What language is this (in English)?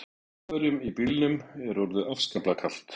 Icelandic